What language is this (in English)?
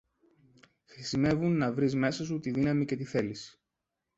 Greek